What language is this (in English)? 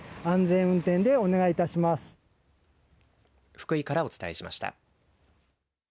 Japanese